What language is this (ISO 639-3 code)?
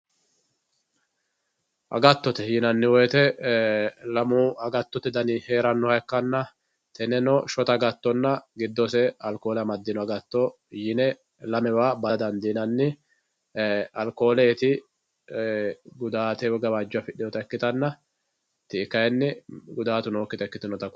sid